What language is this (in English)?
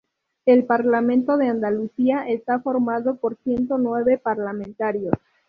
Spanish